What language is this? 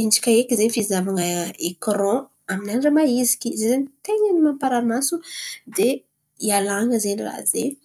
Antankarana Malagasy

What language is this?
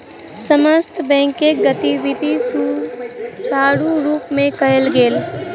Maithili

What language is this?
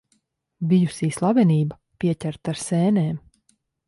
Latvian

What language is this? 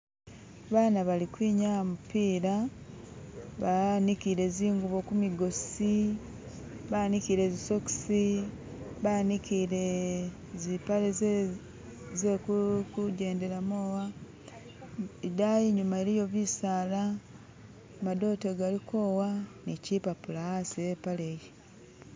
Masaaba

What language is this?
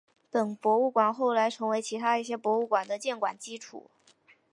Chinese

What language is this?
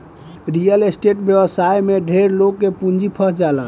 Bhojpuri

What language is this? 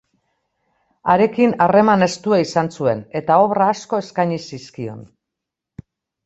Basque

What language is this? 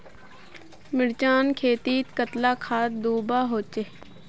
Magahi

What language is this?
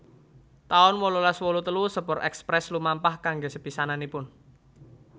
Javanese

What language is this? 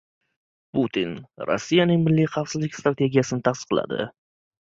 Uzbek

